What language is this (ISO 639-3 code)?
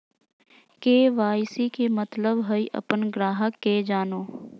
mag